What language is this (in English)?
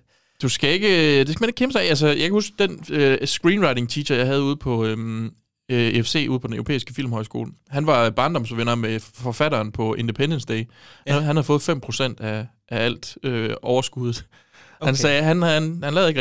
Danish